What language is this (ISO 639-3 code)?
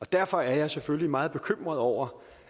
dan